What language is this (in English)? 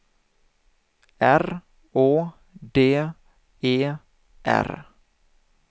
Swedish